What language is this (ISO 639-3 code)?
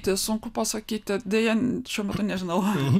lit